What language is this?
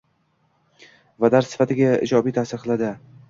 Uzbek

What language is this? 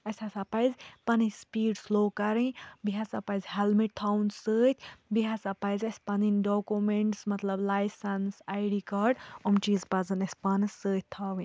Kashmiri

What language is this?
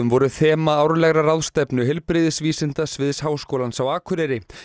Icelandic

